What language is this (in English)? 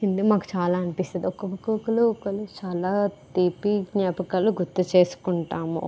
Telugu